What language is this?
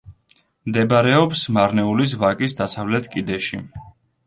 Georgian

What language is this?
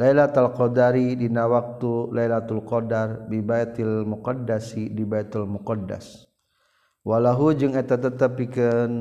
Malay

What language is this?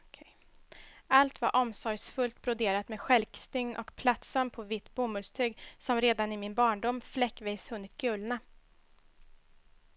Swedish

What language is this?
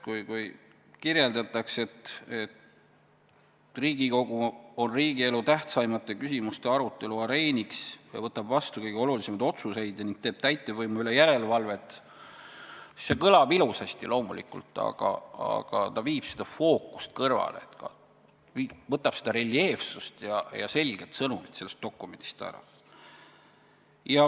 Estonian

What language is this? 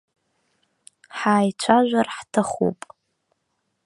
Abkhazian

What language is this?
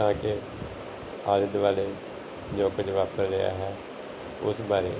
Punjabi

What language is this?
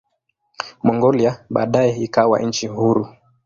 Swahili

